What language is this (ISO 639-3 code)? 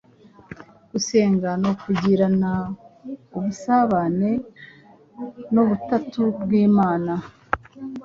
kin